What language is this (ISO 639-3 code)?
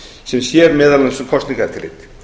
isl